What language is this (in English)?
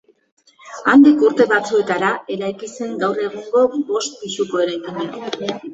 Basque